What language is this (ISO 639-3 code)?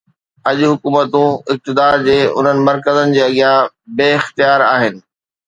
snd